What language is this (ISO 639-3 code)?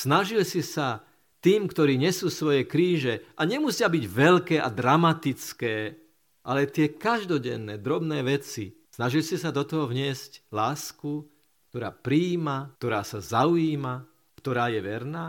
slk